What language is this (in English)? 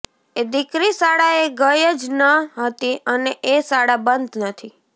Gujarati